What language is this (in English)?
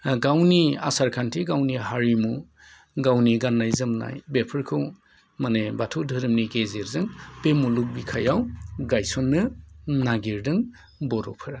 Bodo